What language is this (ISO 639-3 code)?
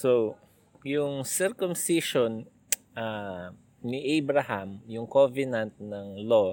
fil